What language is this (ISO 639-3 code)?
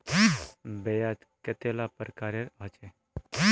mag